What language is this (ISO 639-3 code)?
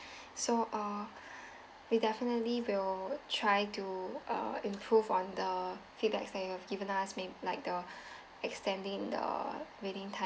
eng